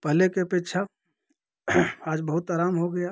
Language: Hindi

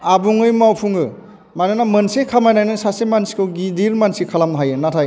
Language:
Bodo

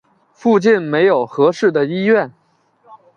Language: Chinese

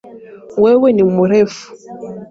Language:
Swahili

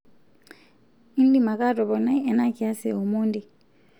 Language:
Masai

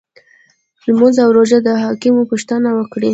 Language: Pashto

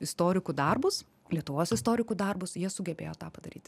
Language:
Lithuanian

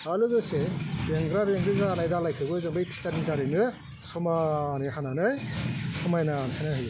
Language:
Bodo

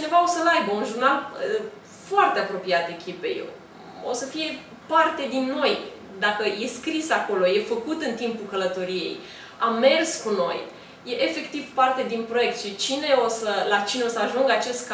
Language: Romanian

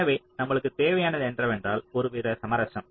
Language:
Tamil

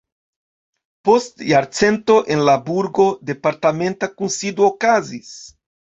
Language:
Esperanto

